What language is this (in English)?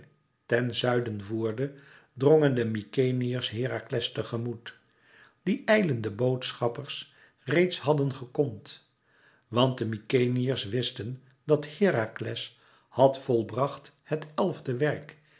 Dutch